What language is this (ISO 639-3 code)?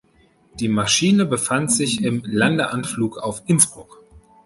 deu